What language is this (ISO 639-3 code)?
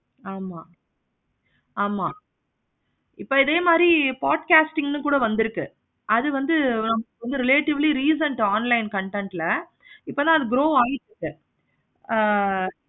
tam